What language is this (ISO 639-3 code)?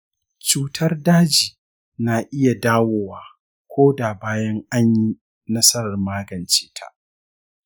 hau